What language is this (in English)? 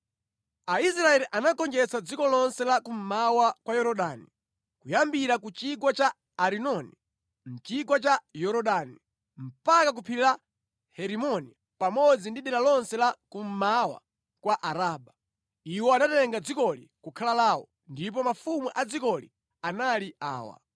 Nyanja